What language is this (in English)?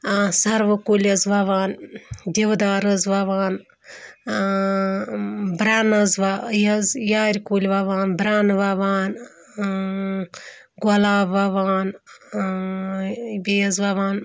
Kashmiri